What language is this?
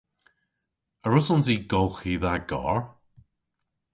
Cornish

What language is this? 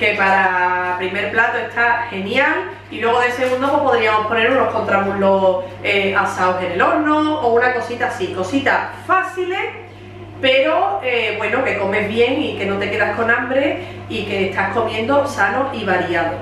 Spanish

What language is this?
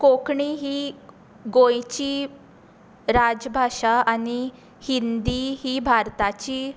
Konkani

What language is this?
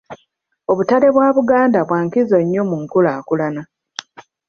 Ganda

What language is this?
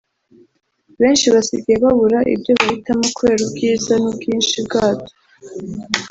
Kinyarwanda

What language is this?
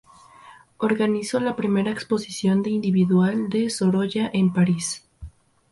Spanish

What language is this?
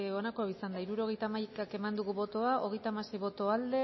Basque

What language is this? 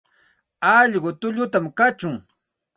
Santa Ana de Tusi Pasco Quechua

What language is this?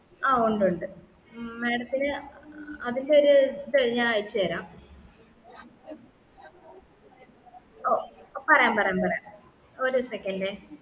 Malayalam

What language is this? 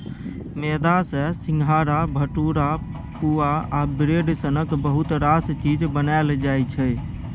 Maithili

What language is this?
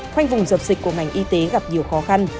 Vietnamese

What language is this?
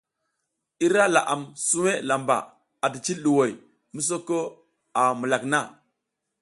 South Giziga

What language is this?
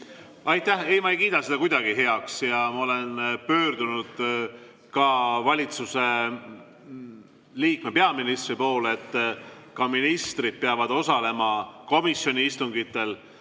Estonian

